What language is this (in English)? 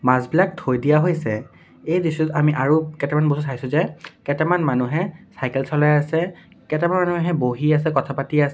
Assamese